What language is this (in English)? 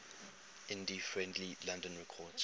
English